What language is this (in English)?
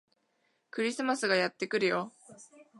Japanese